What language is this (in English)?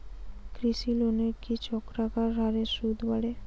Bangla